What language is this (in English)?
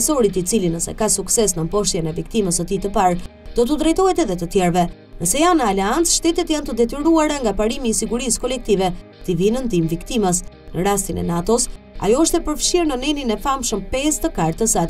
Romanian